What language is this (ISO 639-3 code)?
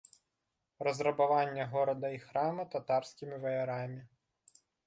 bel